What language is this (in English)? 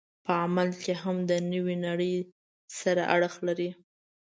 Pashto